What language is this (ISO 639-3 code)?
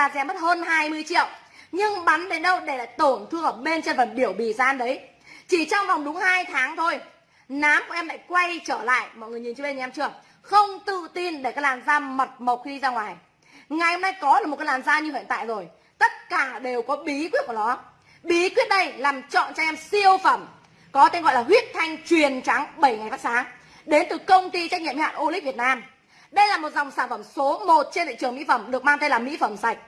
vie